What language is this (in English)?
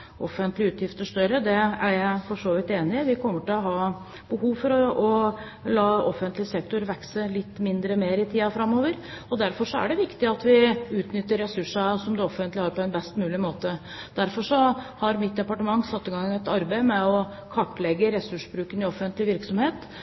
Norwegian Bokmål